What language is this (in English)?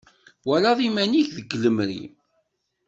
Kabyle